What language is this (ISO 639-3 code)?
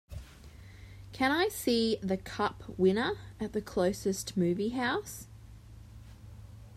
eng